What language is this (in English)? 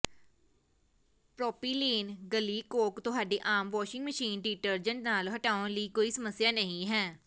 Punjabi